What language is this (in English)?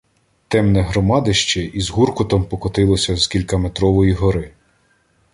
Ukrainian